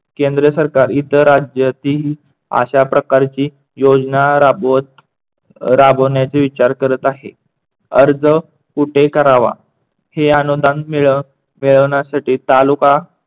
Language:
Marathi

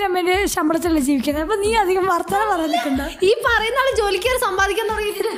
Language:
Malayalam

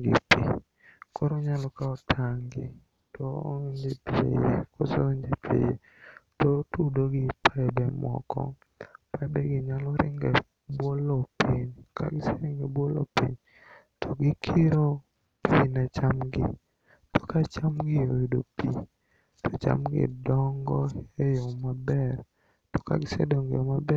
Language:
Luo (Kenya and Tanzania)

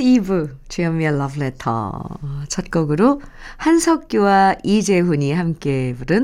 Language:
Korean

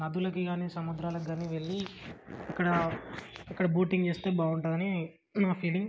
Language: Telugu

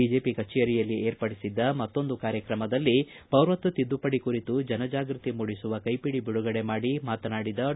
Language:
Kannada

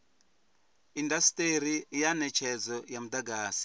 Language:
Venda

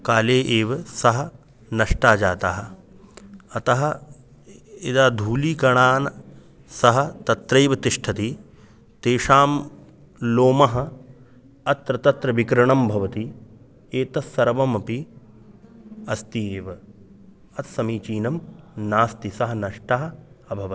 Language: Sanskrit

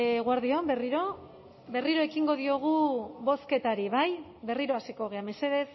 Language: Basque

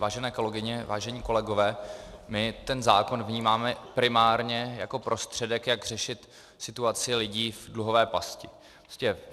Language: Czech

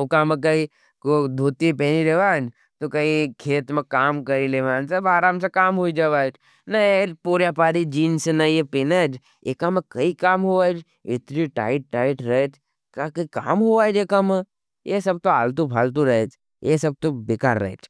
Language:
Nimadi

